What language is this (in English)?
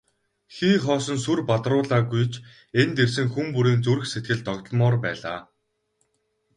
Mongolian